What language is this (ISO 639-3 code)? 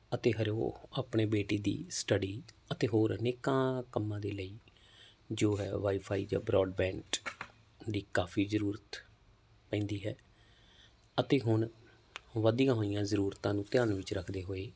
pan